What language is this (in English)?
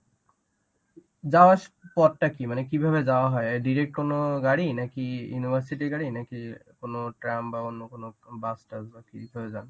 Bangla